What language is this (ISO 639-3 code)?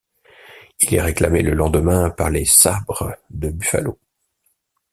fra